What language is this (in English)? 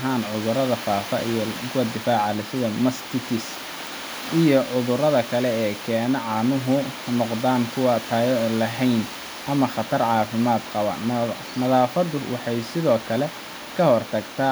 Somali